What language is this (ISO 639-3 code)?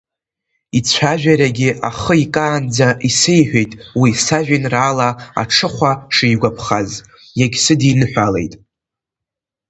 abk